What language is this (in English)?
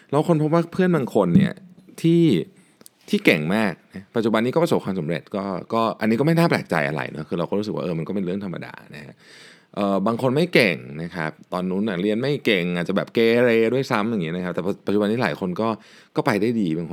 Thai